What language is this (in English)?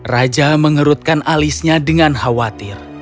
Indonesian